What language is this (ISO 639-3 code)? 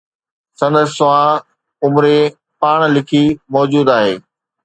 snd